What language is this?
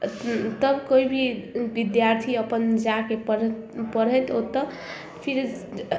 Maithili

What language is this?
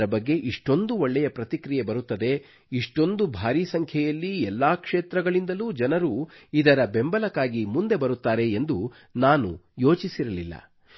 Kannada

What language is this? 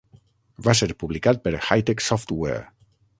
Catalan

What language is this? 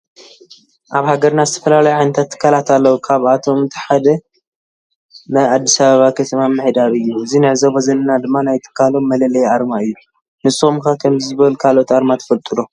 Tigrinya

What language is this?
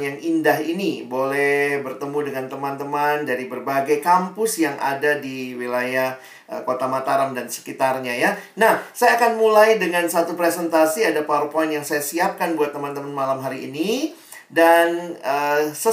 Indonesian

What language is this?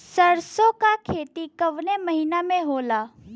Bhojpuri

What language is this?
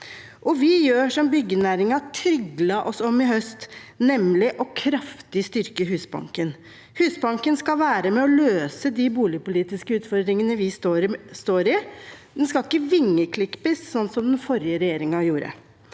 Norwegian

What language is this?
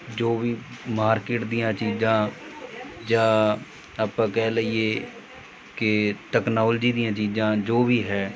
Punjabi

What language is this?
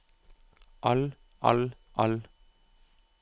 Norwegian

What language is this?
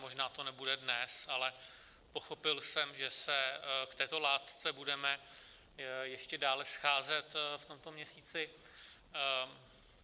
Czech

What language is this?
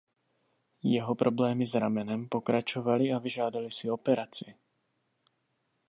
Czech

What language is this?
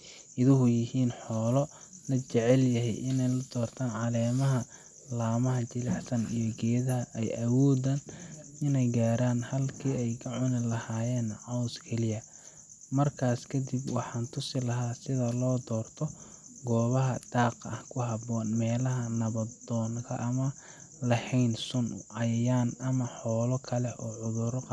Somali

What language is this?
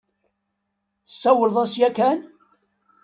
Kabyle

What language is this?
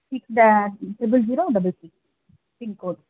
Tamil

